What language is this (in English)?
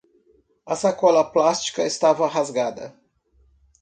Portuguese